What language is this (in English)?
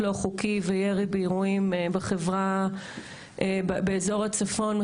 Hebrew